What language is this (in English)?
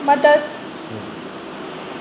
Sindhi